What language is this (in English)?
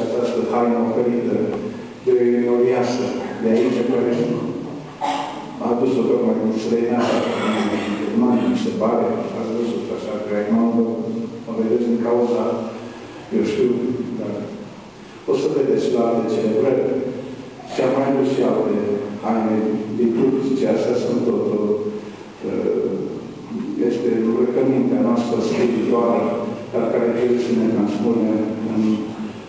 Romanian